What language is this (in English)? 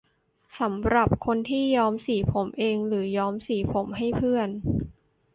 Thai